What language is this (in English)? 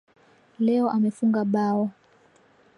Swahili